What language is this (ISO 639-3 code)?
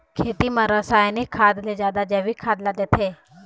hne